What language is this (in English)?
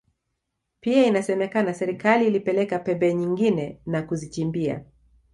Swahili